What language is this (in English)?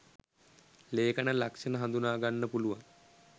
Sinhala